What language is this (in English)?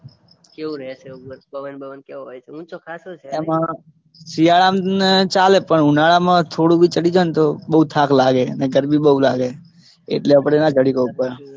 Gujarati